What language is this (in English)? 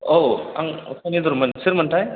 Bodo